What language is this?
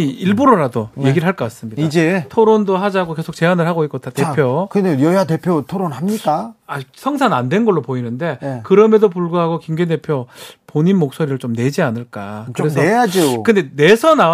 Korean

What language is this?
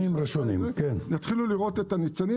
Hebrew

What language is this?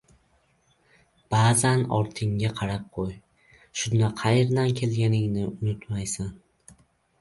Uzbek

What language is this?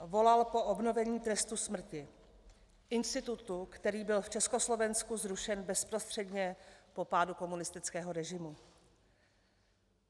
Czech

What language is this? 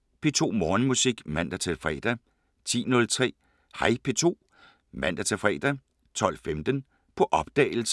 Danish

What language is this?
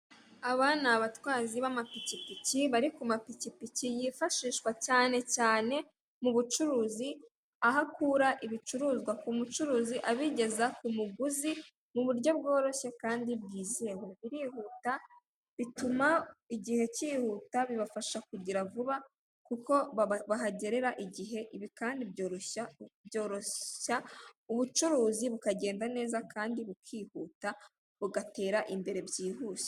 Kinyarwanda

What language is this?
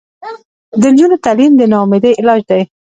Pashto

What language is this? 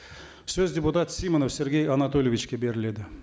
Kazakh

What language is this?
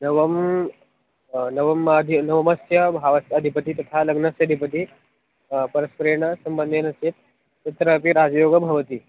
Sanskrit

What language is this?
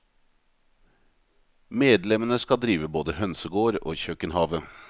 Norwegian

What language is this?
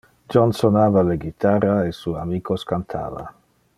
Interlingua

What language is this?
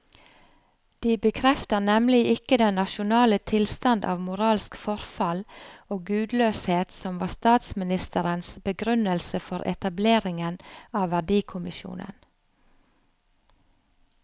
Norwegian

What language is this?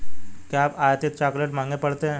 Hindi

